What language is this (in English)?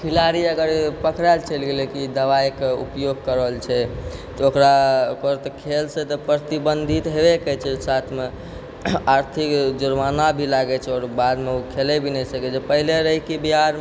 Maithili